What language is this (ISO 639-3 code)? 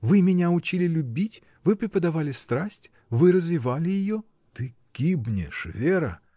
rus